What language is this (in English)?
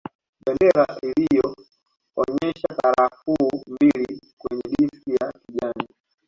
Swahili